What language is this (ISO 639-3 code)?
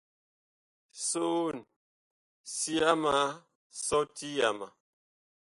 bkh